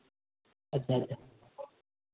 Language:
Maithili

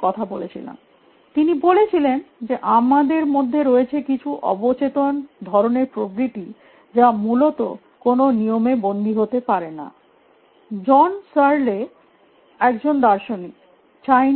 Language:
Bangla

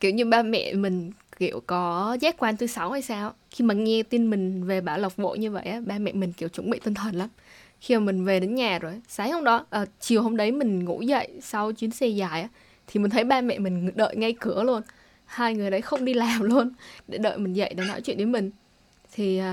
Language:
Vietnamese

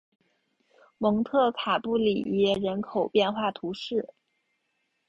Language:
Chinese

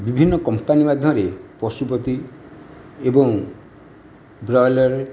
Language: Odia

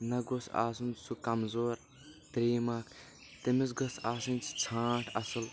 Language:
Kashmiri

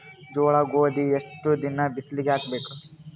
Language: Kannada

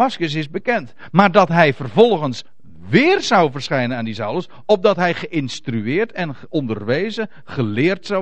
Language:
Dutch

